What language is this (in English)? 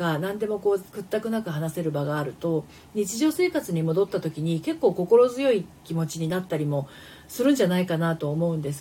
Japanese